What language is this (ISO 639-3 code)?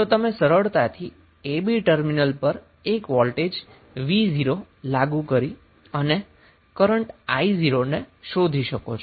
guj